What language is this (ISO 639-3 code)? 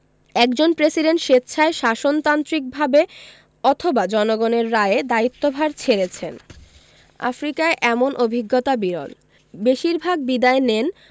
ben